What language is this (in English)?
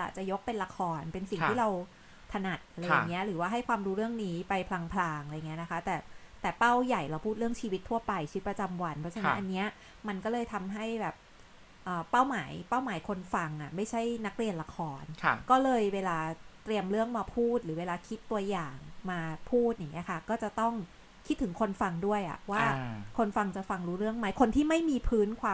Thai